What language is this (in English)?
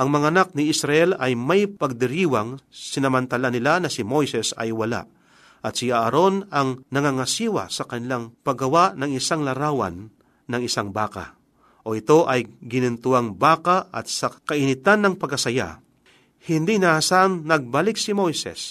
Filipino